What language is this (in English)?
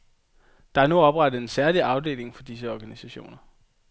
Danish